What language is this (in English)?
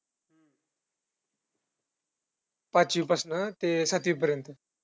Marathi